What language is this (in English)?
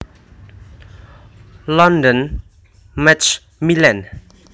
Javanese